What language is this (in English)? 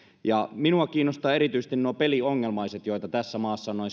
Finnish